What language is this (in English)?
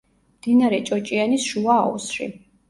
Georgian